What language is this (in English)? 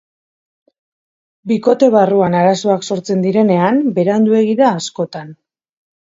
Basque